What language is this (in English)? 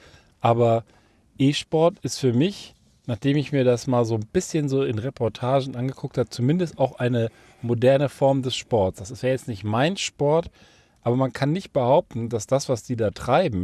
German